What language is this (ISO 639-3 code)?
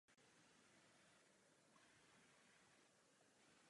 ces